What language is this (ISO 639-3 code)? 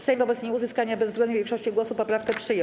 pol